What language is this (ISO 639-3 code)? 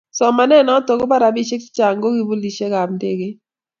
kln